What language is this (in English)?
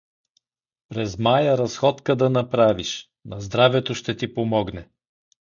Bulgarian